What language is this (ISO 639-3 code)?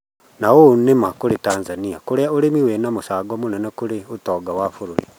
kik